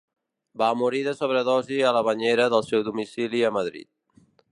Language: Catalan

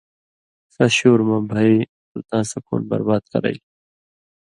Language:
Indus Kohistani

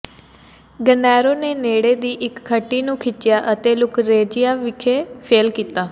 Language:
Punjabi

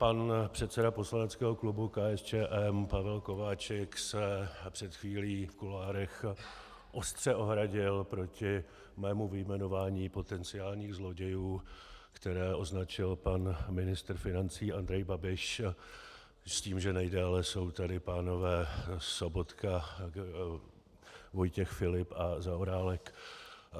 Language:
Czech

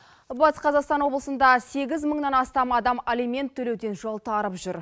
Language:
Kazakh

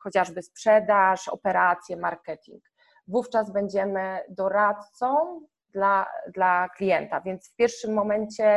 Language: Polish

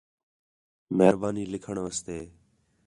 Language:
Khetrani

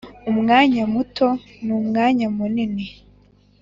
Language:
Kinyarwanda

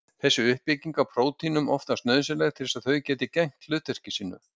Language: Icelandic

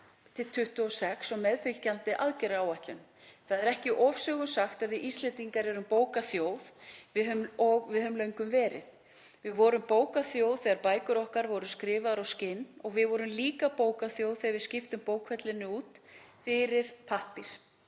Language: Icelandic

